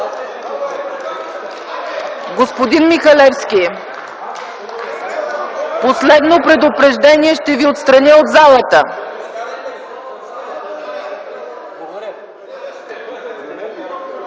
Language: Bulgarian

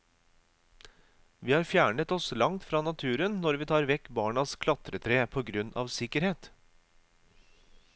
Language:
Norwegian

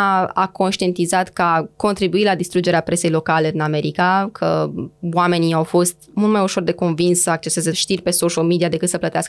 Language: Romanian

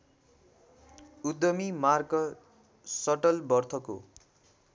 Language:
Nepali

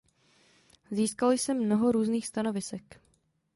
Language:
Czech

